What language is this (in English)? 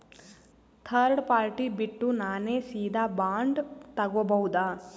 Kannada